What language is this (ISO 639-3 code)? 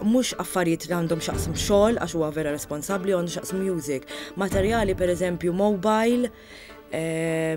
ara